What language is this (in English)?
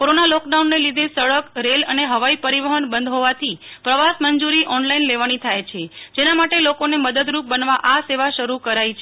Gujarati